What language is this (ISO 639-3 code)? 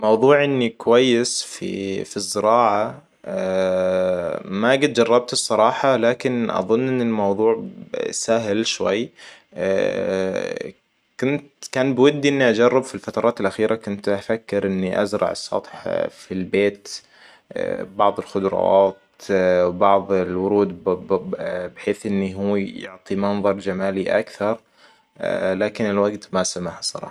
acw